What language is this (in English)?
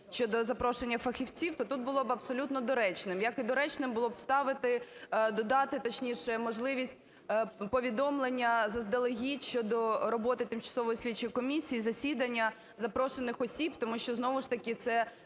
Ukrainian